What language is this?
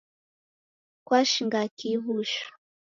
Taita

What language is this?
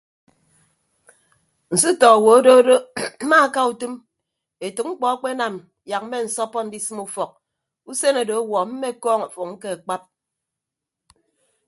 Ibibio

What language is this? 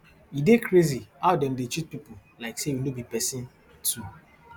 Nigerian Pidgin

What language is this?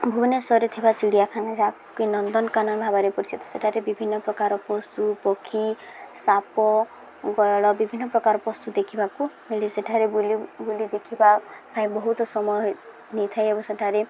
Odia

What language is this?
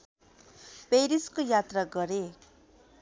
Nepali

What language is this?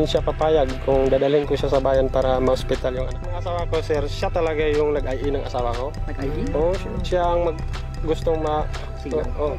Filipino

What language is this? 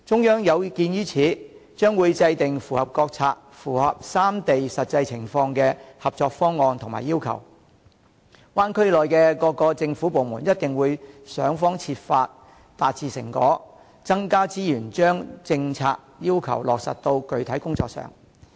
Cantonese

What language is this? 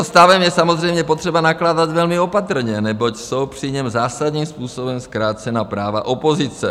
Czech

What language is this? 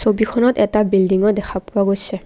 Assamese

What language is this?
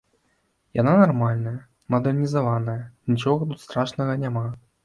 Belarusian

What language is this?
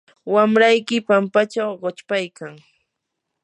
Yanahuanca Pasco Quechua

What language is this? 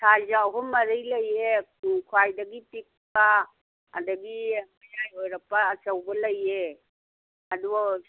Manipuri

